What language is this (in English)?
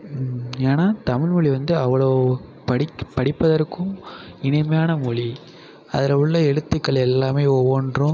Tamil